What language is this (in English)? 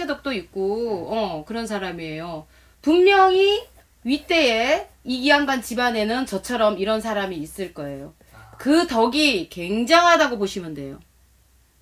Korean